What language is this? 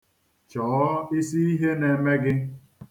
Igbo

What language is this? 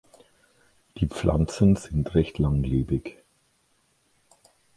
German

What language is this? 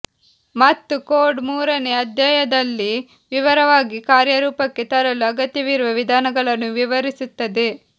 Kannada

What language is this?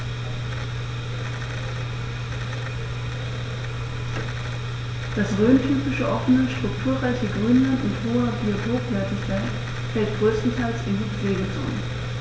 German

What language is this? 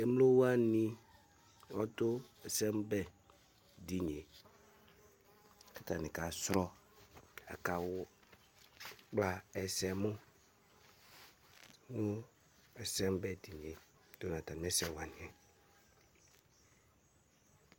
Ikposo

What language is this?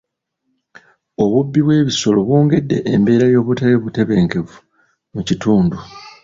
Ganda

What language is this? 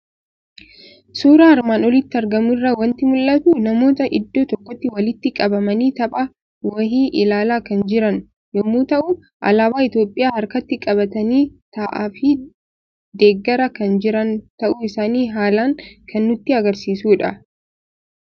Oromo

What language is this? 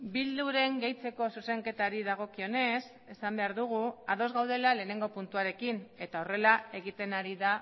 Basque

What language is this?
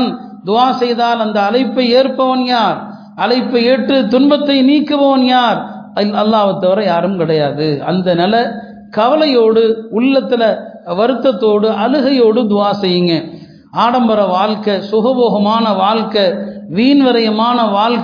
Tamil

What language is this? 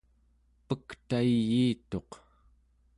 Central Yupik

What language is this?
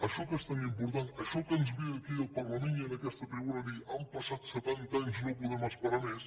Catalan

